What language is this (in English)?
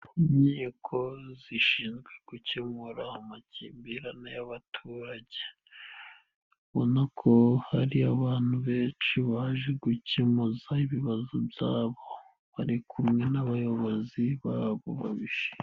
Kinyarwanda